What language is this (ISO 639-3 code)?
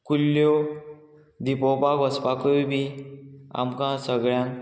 kok